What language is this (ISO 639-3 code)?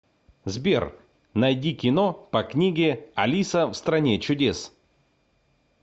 rus